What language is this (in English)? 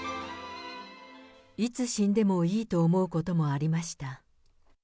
Japanese